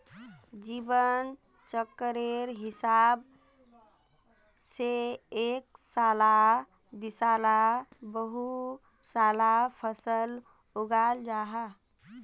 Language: Magahi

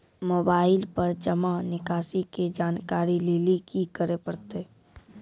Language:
Maithili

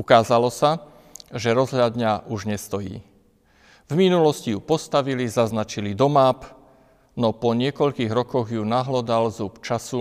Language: Slovak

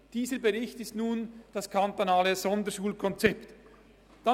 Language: Swiss German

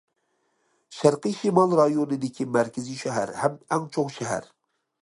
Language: Uyghur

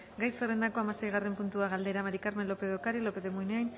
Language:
Basque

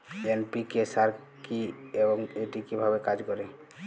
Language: Bangla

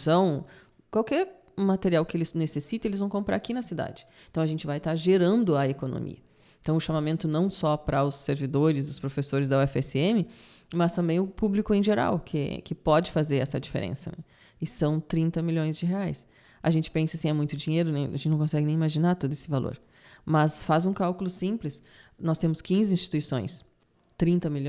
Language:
Portuguese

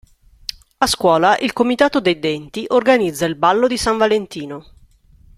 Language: Italian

